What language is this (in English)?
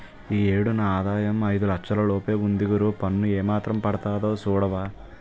Telugu